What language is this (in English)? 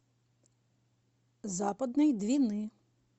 Russian